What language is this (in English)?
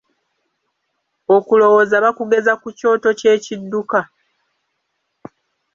Ganda